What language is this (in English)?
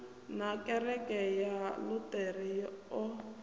Venda